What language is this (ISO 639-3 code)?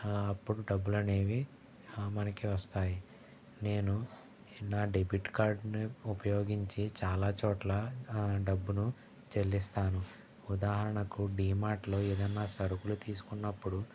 tel